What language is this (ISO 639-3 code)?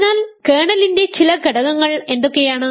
mal